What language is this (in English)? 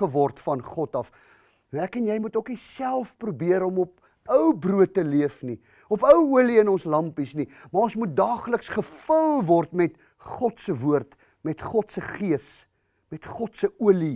Dutch